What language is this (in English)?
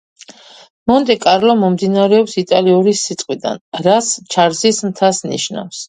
Georgian